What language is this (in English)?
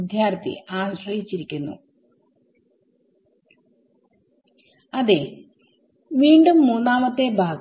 Malayalam